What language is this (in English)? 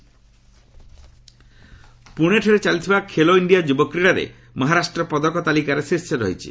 Odia